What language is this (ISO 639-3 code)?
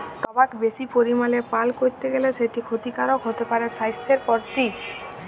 ben